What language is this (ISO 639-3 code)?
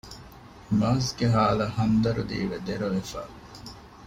div